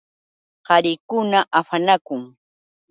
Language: Yauyos Quechua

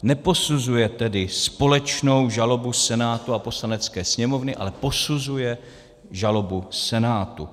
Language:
Czech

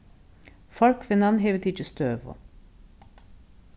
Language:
Faroese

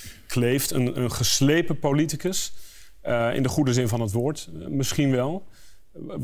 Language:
Dutch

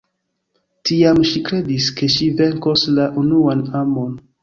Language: Esperanto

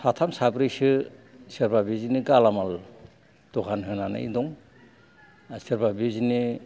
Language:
Bodo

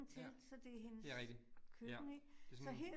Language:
Danish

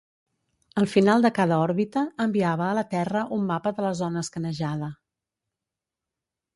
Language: Catalan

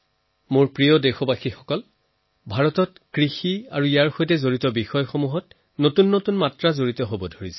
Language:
Assamese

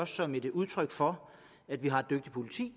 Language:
Danish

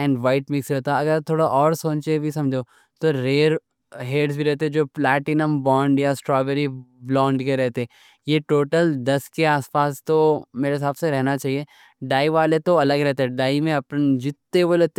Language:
Deccan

